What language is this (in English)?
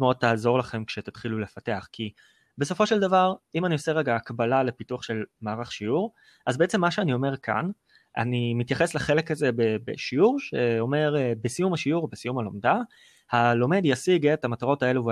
Hebrew